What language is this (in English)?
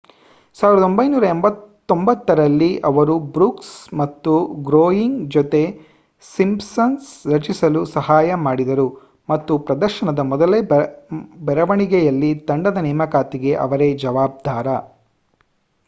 Kannada